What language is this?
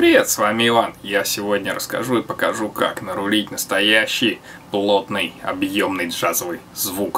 Russian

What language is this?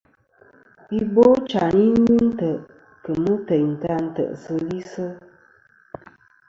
Kom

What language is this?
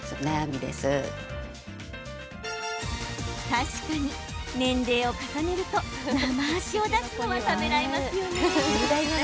Japanese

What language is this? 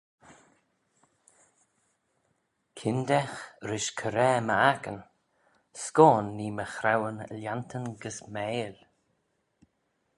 Manx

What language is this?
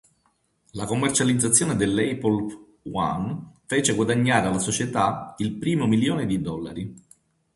Italian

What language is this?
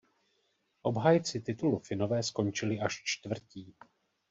Czech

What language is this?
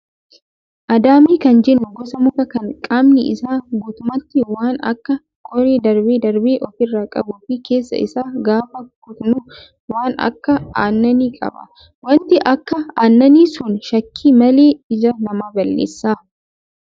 Oromo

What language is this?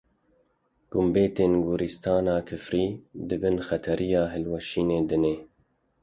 Kurdish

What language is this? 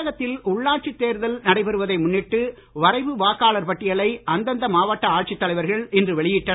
Tamil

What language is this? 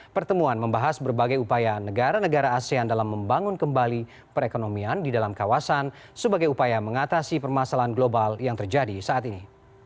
Indonesian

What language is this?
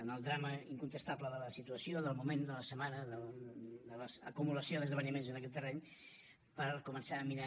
Catalan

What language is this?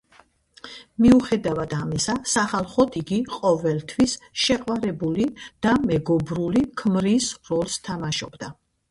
Georgian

